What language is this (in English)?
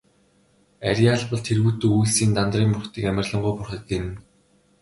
Mongolian